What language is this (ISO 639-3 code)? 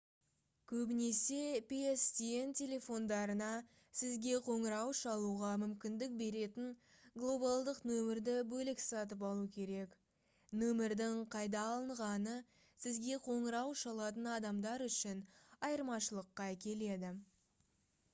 kaz